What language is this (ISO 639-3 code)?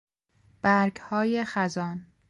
fas